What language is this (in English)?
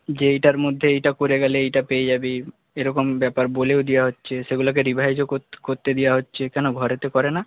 Bangla